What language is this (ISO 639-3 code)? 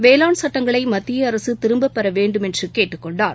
tam